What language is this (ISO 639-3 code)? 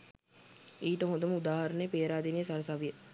sin